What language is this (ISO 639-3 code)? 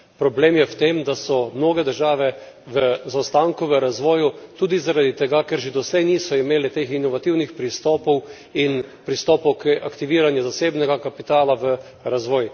slv